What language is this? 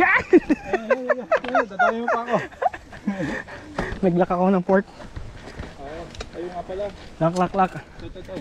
Filipino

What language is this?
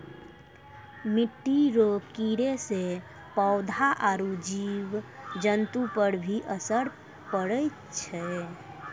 Maithili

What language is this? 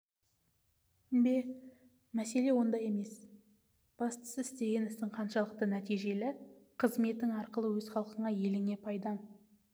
Kazakh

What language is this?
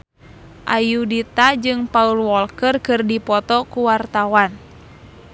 Sundanese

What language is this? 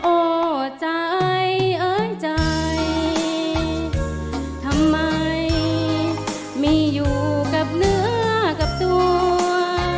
Thai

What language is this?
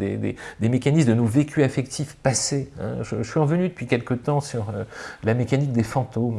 French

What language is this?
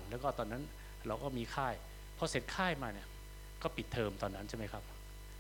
Thai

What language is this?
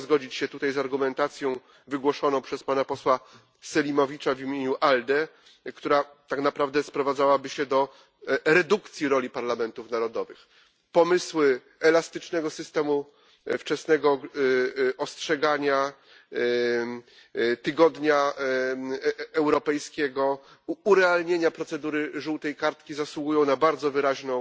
Polish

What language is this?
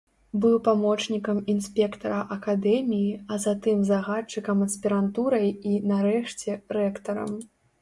Belarusian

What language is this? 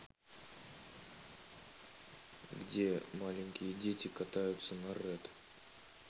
Russian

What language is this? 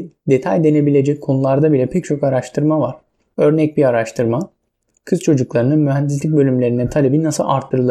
Turkish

